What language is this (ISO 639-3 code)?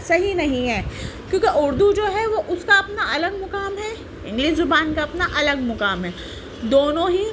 urd